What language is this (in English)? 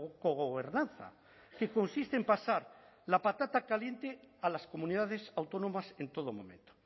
Spanish